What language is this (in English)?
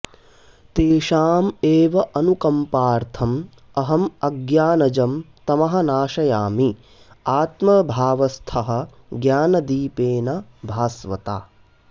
Sanskrit